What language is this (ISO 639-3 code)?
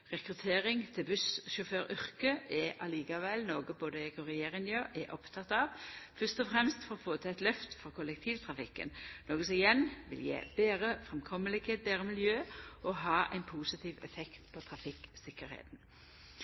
nno